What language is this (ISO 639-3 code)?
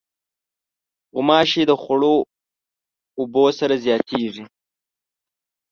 pus